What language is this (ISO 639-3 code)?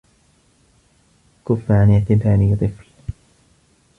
ara